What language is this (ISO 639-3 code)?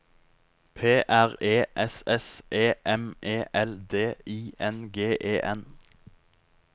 nor